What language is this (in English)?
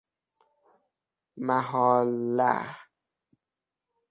Persian